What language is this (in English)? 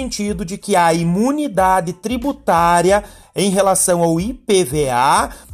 Portuguese